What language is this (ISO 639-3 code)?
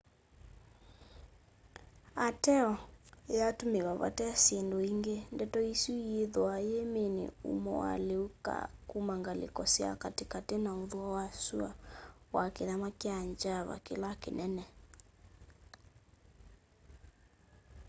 kam